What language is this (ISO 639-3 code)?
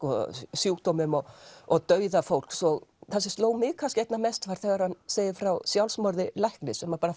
isl